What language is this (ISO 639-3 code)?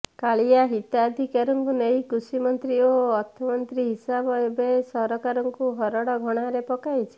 ori